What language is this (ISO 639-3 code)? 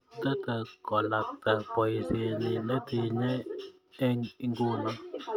kln